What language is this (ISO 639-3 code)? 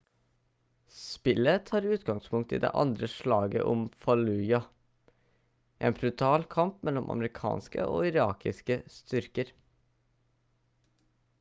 nob